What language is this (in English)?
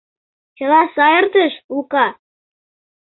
Mari